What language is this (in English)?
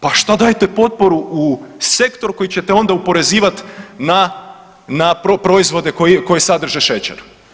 Croatian